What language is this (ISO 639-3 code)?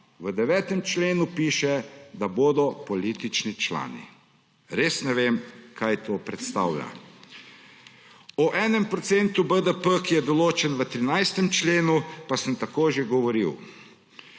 slv